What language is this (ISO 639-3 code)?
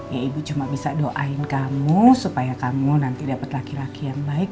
ind